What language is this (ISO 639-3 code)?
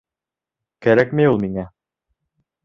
bak